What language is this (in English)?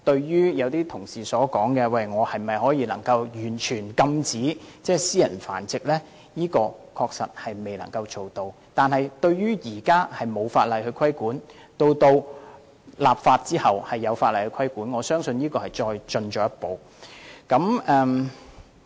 Cantonese